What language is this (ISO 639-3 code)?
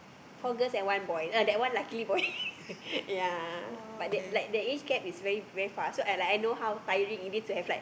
eng